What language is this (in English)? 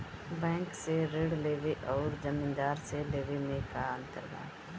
Bhojpuri